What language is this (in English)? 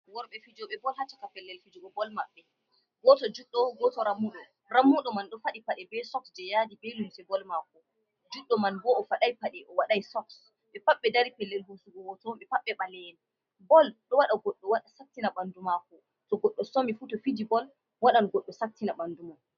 Fula